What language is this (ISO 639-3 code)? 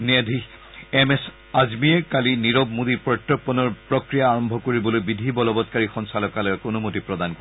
asm